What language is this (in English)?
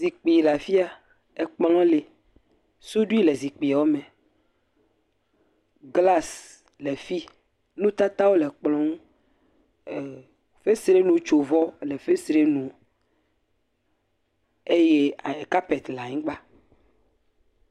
Ewe